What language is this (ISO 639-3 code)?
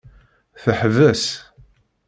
kab